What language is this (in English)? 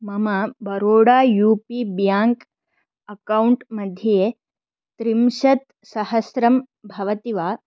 Sanskrit